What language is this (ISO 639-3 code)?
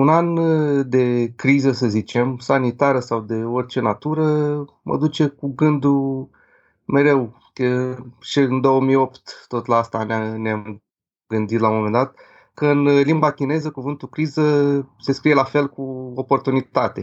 ron